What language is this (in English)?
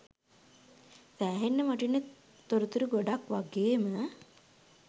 Sinhala